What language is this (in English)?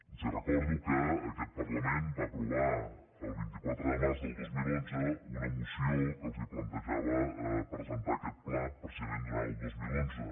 Catalan